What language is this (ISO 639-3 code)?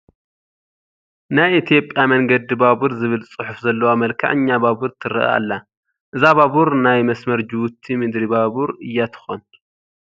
tir